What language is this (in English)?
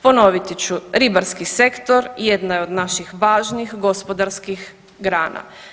Croatian